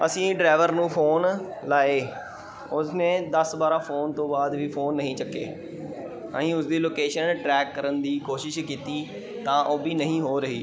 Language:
Punjabi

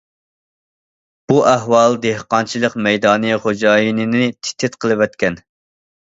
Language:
Uyghur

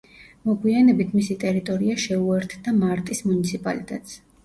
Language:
Georgian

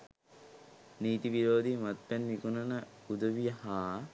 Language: Sinhala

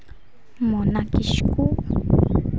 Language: Santali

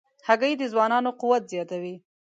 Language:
Pashto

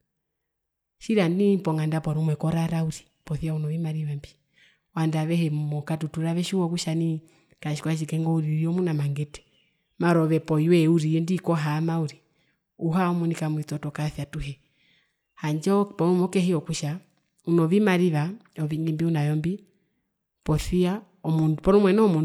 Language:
Herero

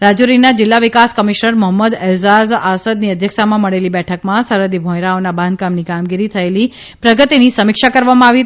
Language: Gujarati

